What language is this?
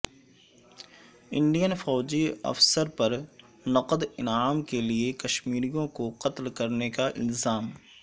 Urdu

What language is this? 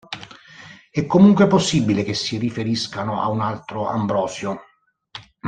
Italian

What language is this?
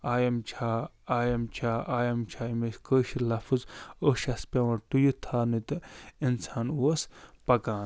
Kashmiri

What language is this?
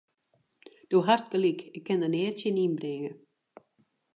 Western Frisian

